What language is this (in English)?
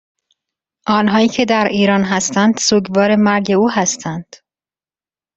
Persian